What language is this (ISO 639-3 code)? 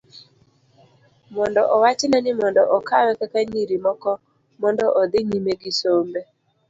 luo